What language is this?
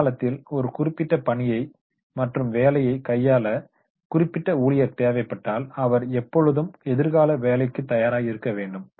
Tamil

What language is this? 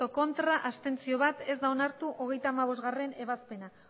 Basque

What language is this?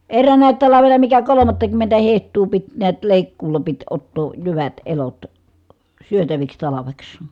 Finnish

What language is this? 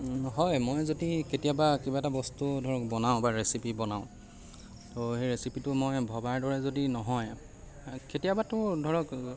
Assamese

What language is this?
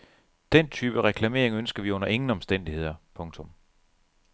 Danish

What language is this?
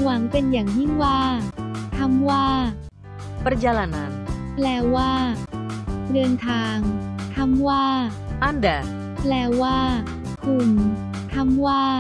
Thai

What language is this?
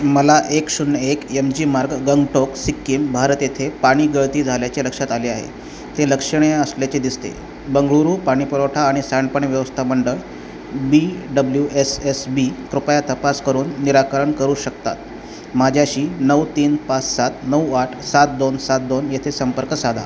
Marathi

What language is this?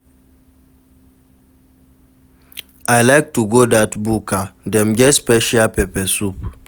Nigerian Pidgin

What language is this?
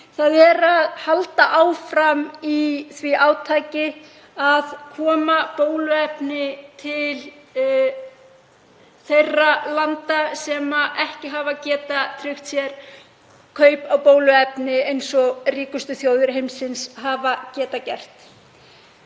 Icelandic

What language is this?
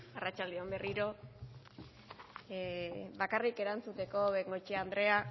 Basque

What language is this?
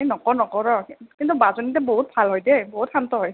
Assamese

